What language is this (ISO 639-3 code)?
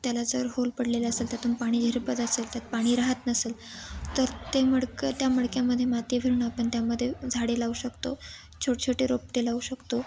mar